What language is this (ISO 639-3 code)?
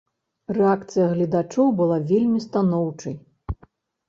bel